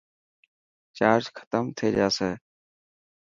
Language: Dhatki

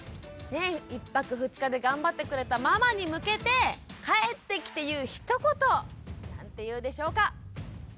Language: Japanese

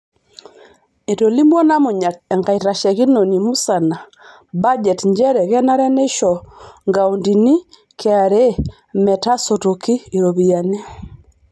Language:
Masai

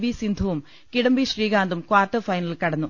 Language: Malayalam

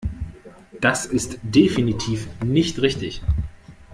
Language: German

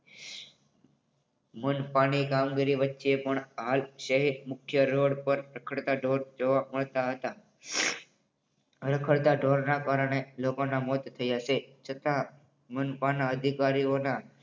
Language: Gujarati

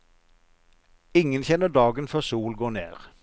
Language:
Norwegian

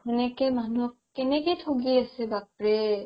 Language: Assamese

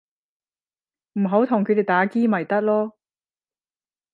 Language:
Cantonese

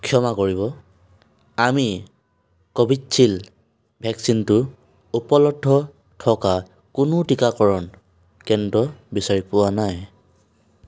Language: Assamese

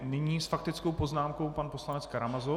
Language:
Czech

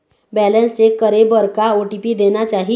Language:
Chhattisgarhi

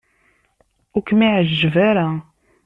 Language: Kabyle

